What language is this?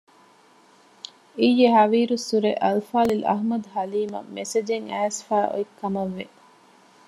Divehi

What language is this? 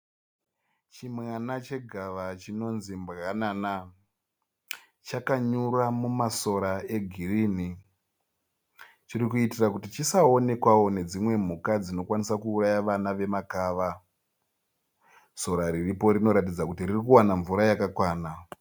Shona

